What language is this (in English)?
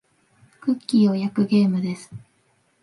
Japanese